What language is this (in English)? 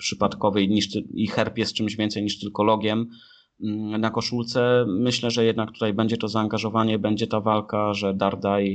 Polish